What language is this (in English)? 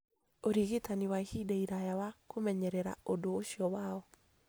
Kikuyu